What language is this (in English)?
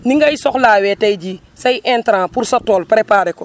Wolof